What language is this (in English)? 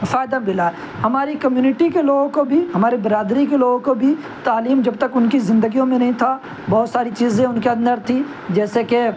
Urdu